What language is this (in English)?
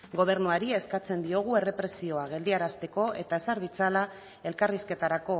Basque